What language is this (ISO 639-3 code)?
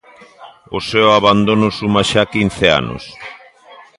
glg